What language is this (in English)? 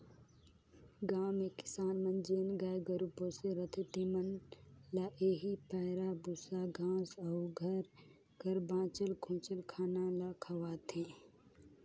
Chhattisgarhi